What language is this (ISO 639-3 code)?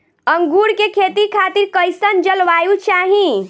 bho